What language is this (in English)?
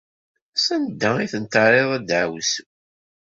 Kabyle